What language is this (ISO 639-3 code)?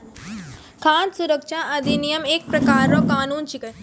mai